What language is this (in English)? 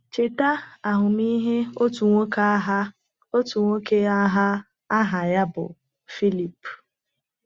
Igbo